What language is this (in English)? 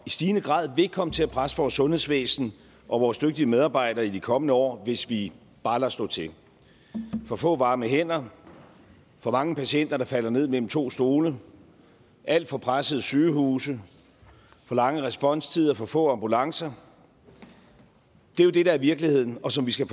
Danish